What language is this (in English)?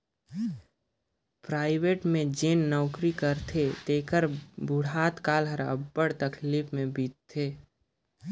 Chhattisgarhi